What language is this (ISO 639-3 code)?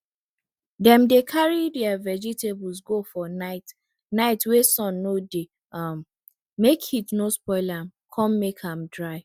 pcm